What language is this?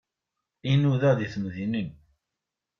Kabyle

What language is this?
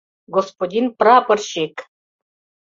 Mari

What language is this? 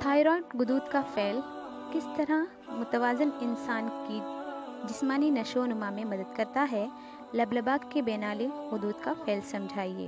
Hindi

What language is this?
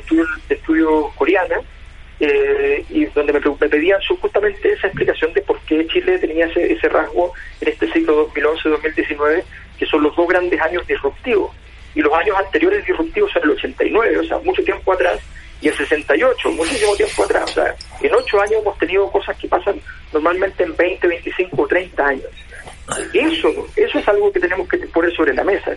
Spanish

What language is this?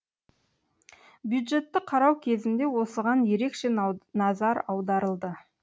Kazakh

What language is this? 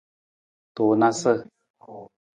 Nawdm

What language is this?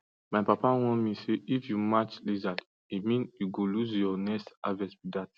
Nigerian Pidgin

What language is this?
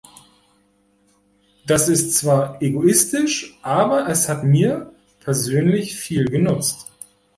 German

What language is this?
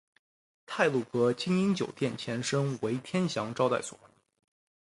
Chinese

